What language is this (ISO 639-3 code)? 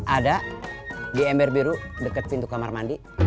ind